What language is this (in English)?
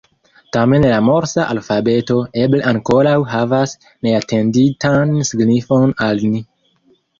Esperanto